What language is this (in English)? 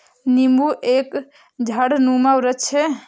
Hindi